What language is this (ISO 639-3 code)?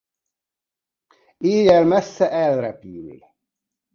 hun